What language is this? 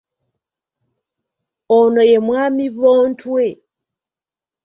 Ganda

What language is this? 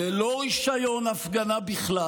Hebrew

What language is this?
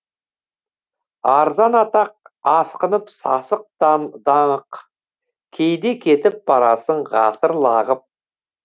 Kazakh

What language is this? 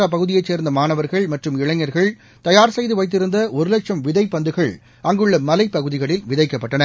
Tamil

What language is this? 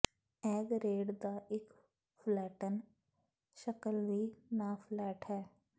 Punjabi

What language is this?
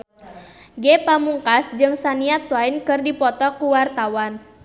Sundanese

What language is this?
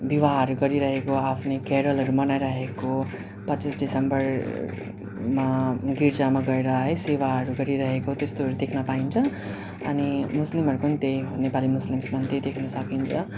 Nepali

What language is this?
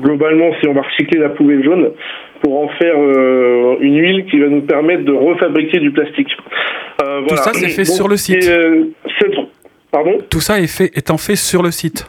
French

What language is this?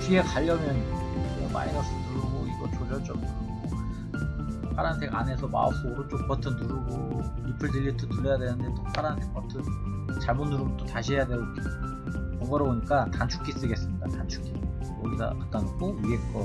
Korean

